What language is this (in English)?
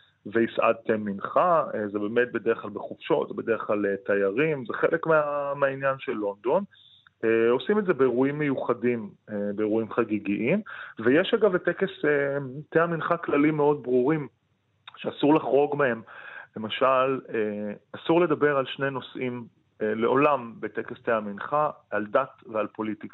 Hebrew